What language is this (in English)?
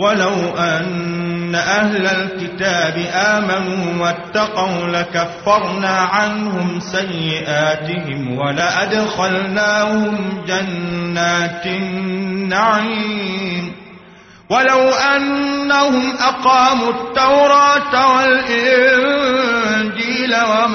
Arabic